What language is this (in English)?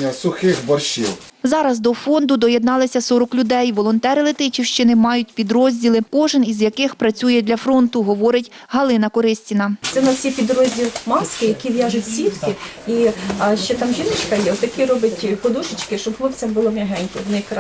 Ukrainian